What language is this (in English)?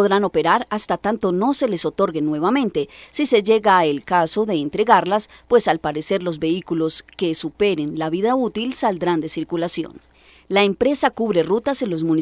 Spanish